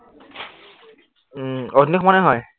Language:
Assamese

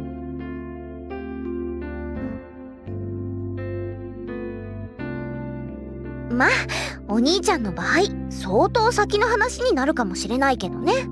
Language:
Japanese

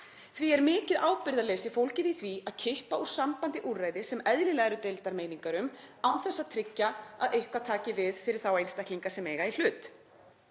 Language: Icelandic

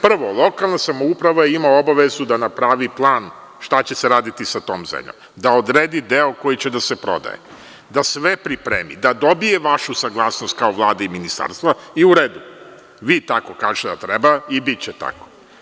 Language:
Serbian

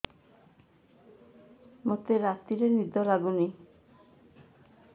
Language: Odia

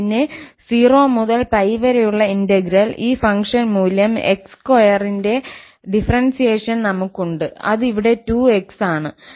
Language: Malayalam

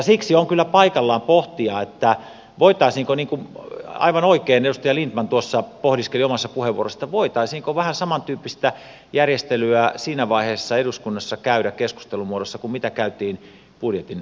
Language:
Finnish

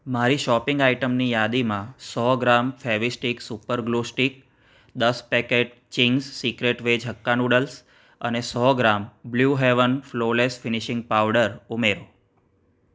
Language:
Gujarati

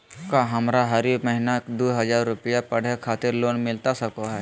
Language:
Magahi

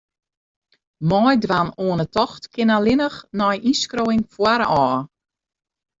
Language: Western Frisian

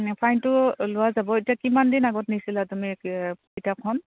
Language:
Assamese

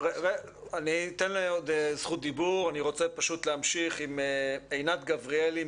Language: Hebrew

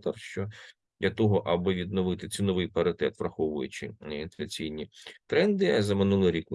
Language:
Ukrainian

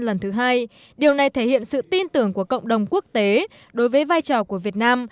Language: Vietnamese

